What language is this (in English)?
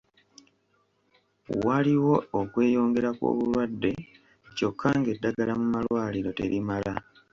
Ganda